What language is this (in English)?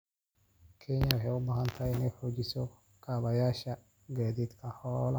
Somali